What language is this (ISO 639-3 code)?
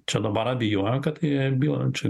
lit